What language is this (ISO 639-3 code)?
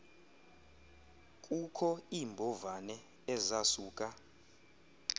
xho